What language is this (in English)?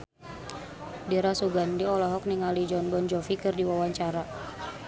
Sundanese